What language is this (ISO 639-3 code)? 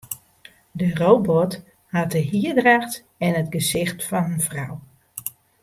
fry